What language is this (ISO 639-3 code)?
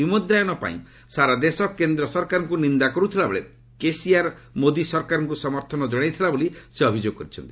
ori